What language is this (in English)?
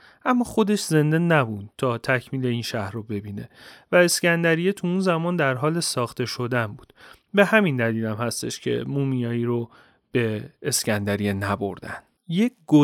Persian